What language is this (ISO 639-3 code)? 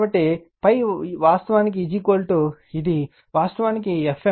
tel